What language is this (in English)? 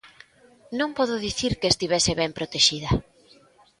Galician